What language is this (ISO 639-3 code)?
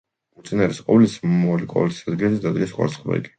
kat